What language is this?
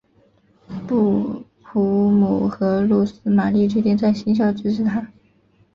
Chinese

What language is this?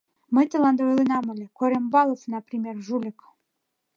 Mari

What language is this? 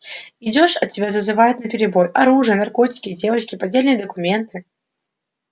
Russian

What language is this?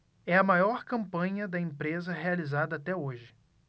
Portuguese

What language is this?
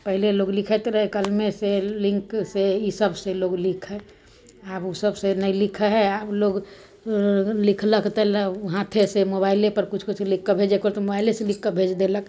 Maithili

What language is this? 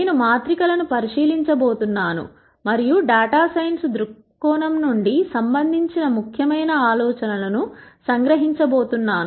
Telugu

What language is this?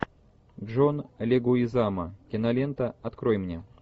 Russian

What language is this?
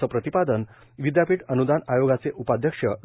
Marathi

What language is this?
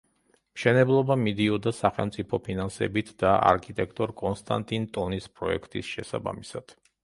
Georgian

